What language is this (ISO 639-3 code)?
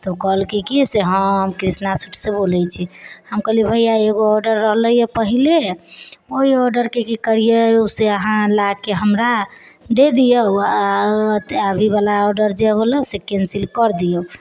mai